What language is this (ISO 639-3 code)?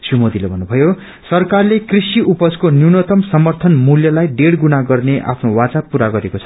nep